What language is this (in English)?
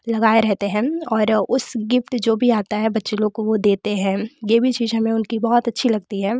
Hindi